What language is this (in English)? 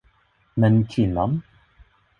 Swedish